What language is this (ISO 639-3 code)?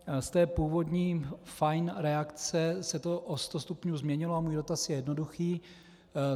ces